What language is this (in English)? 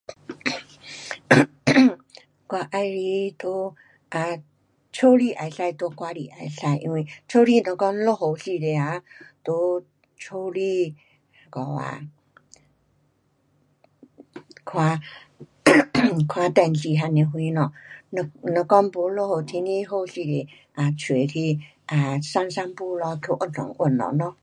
Pu-Xian Chinese